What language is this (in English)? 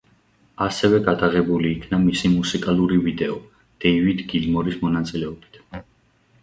Georgian